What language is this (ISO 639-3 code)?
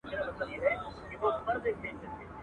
pus